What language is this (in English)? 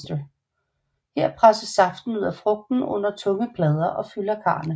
Danish